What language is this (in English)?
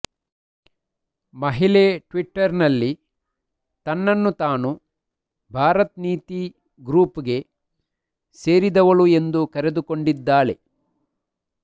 Kannada